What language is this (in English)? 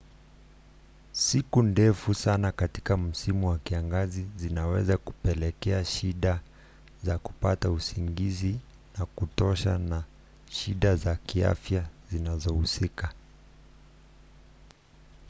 Swahili